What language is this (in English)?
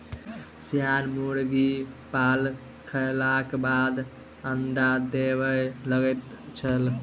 Maithili